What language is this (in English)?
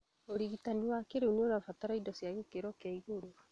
Kikuyu